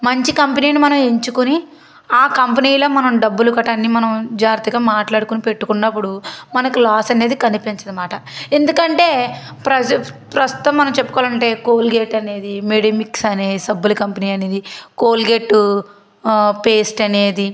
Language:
Telugu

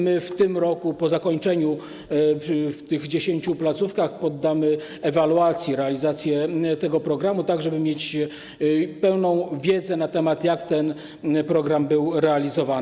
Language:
Polish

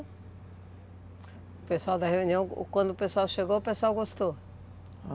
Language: Portuguese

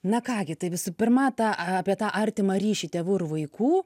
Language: Lithuanian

